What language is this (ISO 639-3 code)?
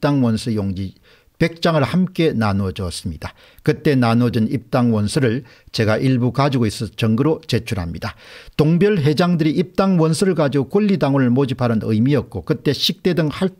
kor